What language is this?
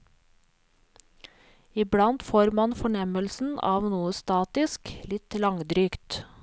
Norwegian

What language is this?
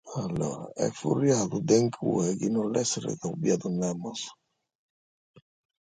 Sardinian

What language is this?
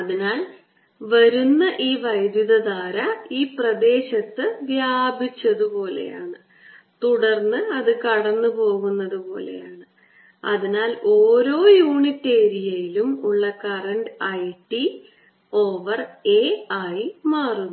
Malayalam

